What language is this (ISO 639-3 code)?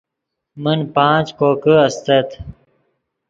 ydg